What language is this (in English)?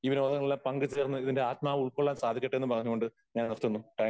Malayalam